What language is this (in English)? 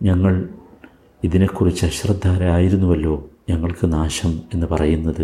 Malayalam